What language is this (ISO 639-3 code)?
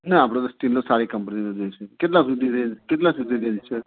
guj